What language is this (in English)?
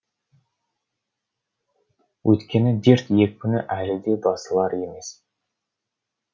Kazakh